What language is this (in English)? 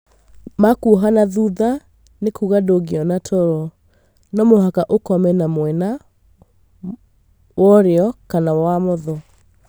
Kikuyu